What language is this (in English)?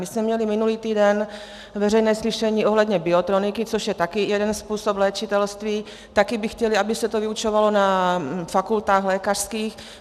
Czech